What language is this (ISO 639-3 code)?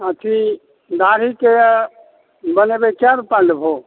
mai